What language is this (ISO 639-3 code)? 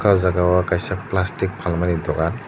trp